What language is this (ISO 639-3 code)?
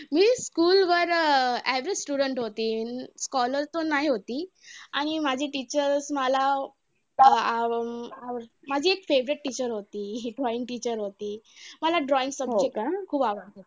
mar